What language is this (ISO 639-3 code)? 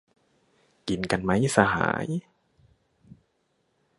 tha